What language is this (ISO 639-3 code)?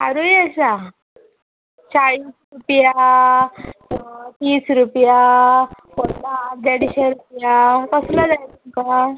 kok